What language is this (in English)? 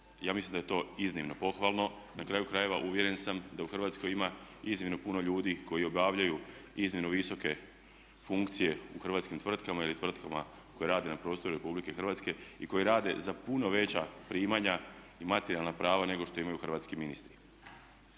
Croatian